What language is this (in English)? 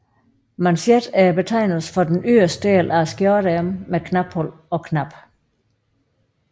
Danish